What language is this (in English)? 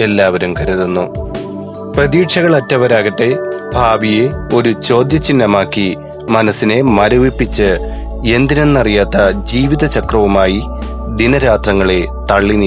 Malayalam